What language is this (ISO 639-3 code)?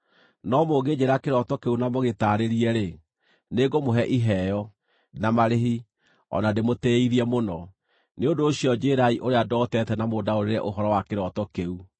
kik